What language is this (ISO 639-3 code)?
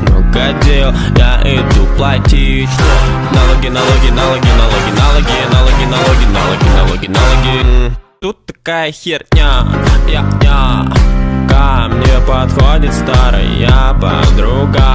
rus